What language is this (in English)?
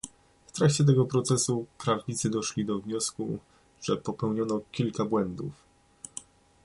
Polish